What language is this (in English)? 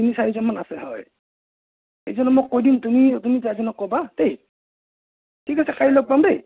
Assamese